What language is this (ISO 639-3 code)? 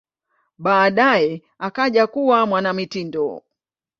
swa